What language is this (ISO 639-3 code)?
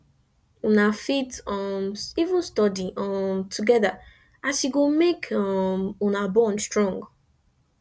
pcm